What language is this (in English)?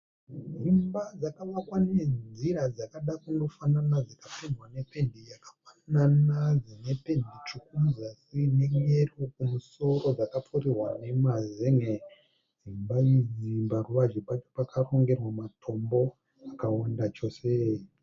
Shona